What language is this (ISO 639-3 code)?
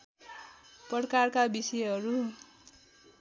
nep